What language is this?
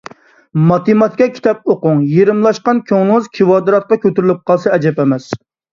Uyghur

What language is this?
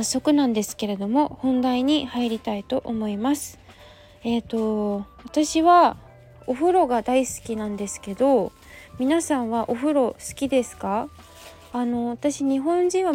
Japanese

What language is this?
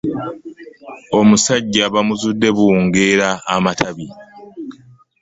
Ganda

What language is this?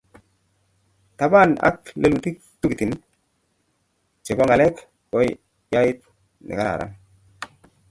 Kalenjin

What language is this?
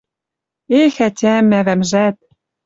Western Mari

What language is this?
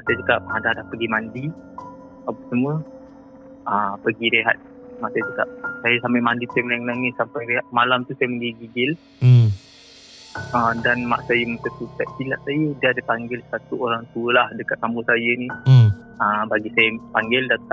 Malay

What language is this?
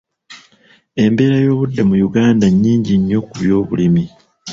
Ganda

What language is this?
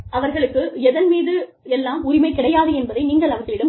Tamil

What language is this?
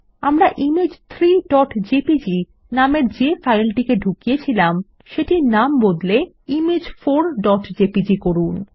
Bangla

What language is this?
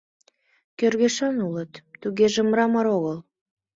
Mari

